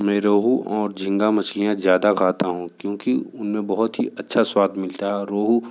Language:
Hindi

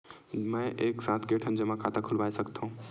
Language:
Chhattisgarhi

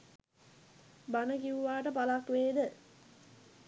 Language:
Sinhala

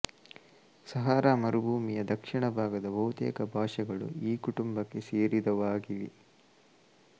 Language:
Kannada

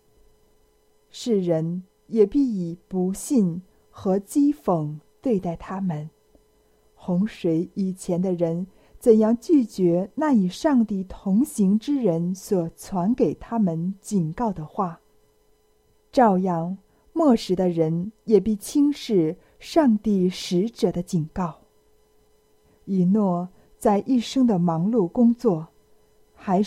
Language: Chinese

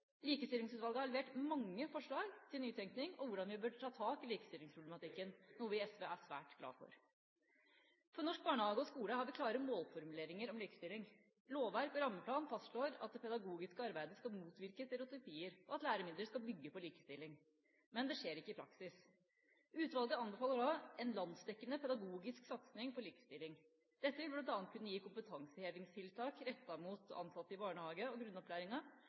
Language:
Norwegian Bokmål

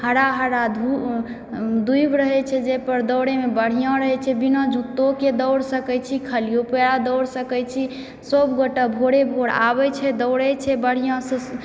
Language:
Maithili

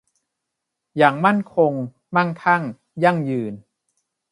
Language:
Thai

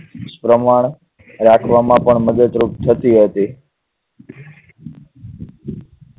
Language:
Gujarati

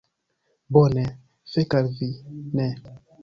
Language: Esperanto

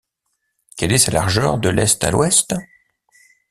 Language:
French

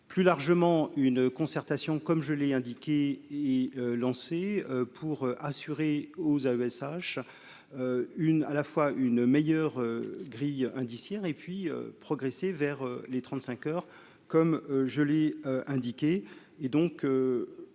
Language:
French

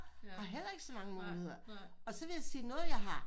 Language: Danish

